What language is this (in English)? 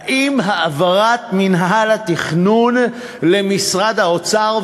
Hebrew